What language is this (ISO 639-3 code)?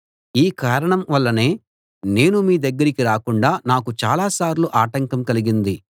tel